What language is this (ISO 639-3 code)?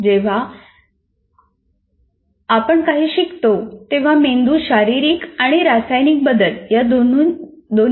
mar